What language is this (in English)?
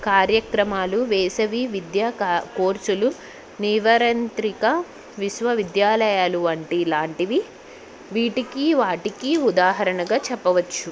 Telugu